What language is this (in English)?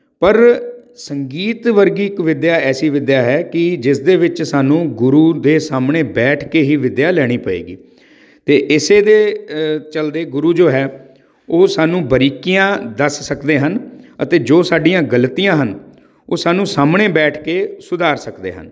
Punjabi